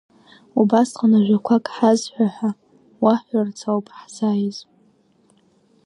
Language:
Abkhazian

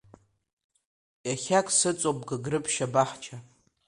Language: Abkhazian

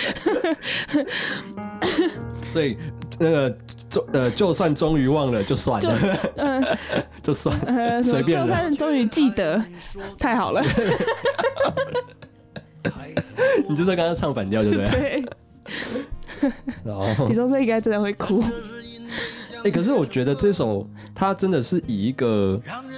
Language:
Chinese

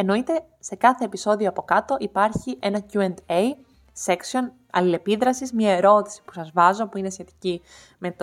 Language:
Greek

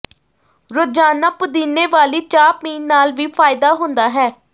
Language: Punjabi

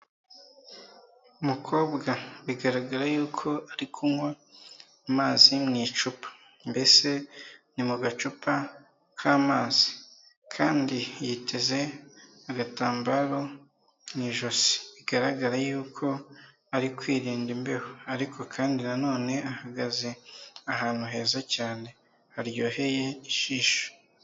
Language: Kinyarwanda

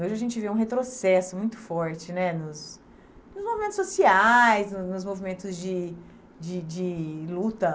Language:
Portuguese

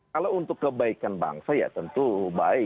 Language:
Indonesian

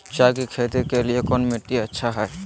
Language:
Magahi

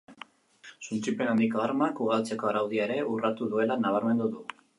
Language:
Basque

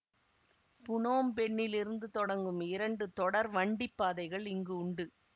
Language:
Tamil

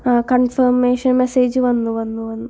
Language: Malayalam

